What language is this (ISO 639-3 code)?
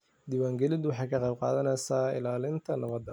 som